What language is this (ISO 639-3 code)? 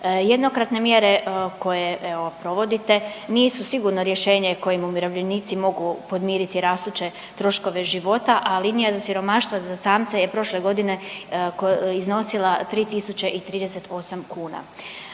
hrv